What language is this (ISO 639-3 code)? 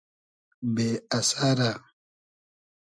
haz